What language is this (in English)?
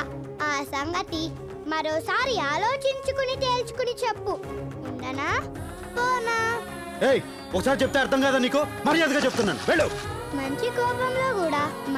Telugu